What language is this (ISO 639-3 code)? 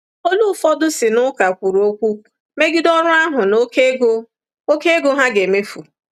ibo